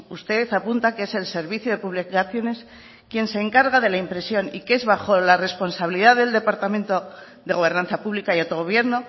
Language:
Spanish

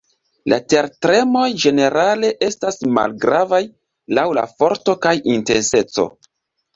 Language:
Esperanto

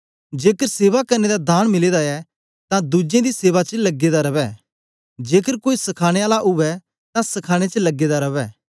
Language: Dogri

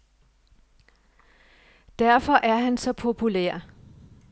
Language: Danish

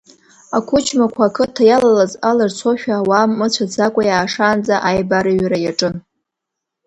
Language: Abkhazian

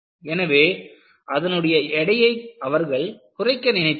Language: Tamil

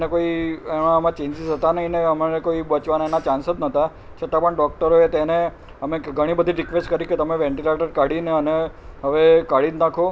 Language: Gujarati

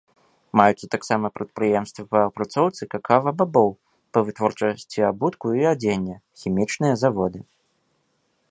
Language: Belarusian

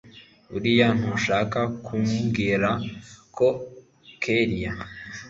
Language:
Kinyarwanda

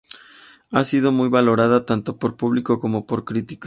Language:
Spanish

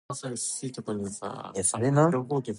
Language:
English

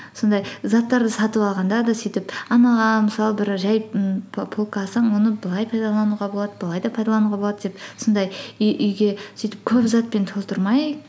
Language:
Kazakh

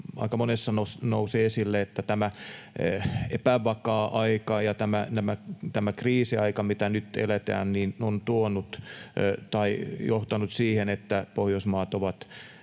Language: Finnish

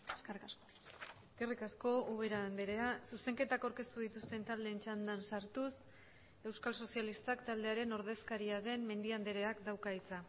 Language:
Basque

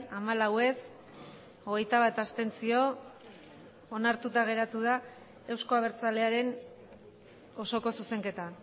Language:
Basque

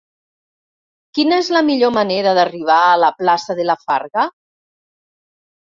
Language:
Catalan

